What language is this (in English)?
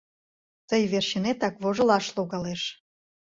Mari